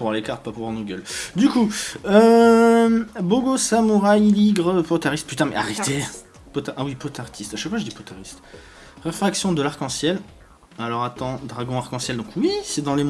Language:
French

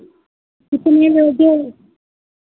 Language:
Hindi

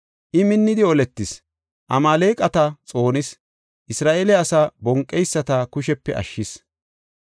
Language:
Gofa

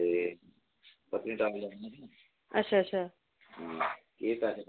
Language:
Dogri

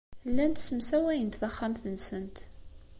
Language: Kabyle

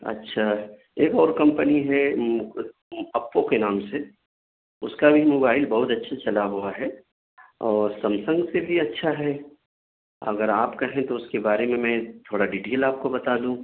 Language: Urdu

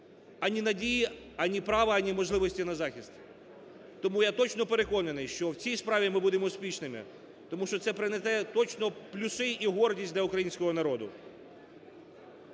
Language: Ukrainian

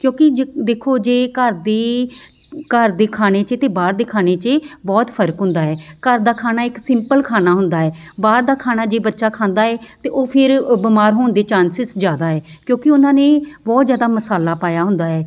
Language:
Punjabi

